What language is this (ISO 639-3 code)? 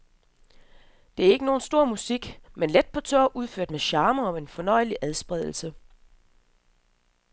dan